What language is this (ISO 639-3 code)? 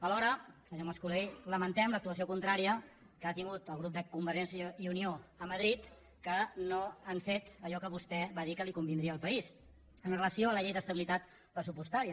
cat